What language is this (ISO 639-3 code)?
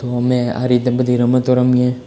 guj